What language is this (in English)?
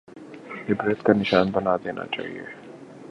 Urdu